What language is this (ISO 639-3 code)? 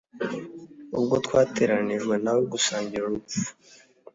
kin